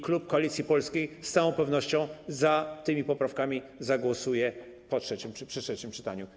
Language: Polish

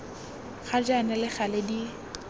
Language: Tswana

